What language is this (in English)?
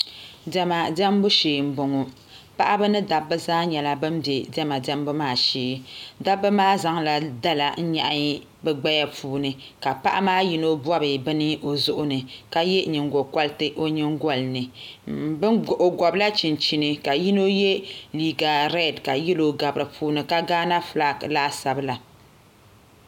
Dagbani